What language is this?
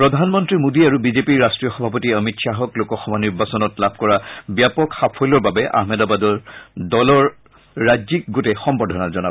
Assamese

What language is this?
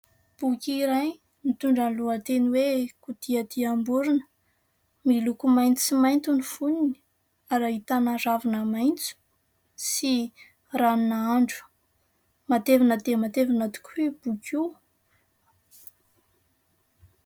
Malagasy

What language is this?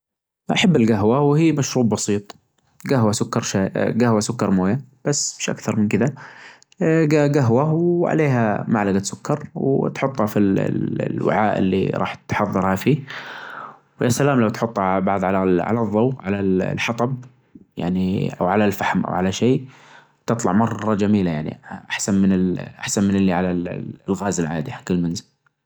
Najdi Arabic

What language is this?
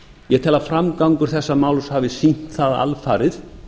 Icelandic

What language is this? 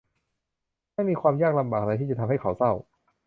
Thai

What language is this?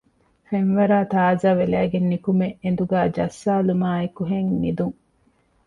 Divehi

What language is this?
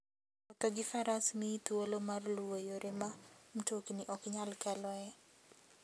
Luo (Kenya and Tanzania)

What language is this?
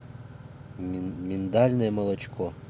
Russian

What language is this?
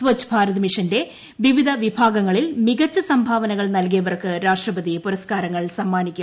Malayalam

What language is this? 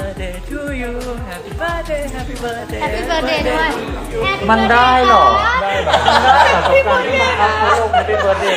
Thai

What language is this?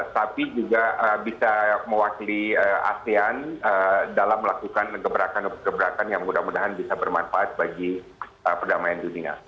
Indonesian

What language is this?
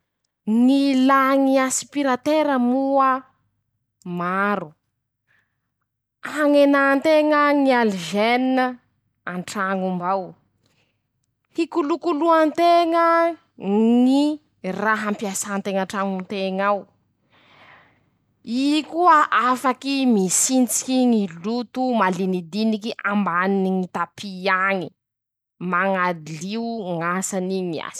Masikoro Malagasy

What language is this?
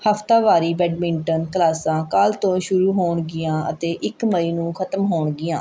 Punjabi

